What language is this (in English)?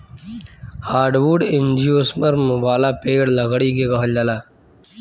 Bhojpuri